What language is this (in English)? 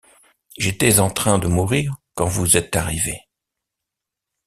French